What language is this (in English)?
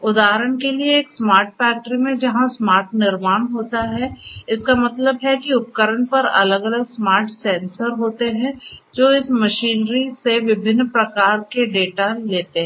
Hindi